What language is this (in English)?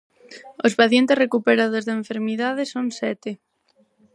Galician